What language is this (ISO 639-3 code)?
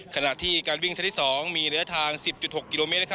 tha